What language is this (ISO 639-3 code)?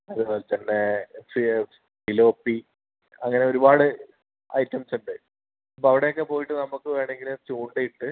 mal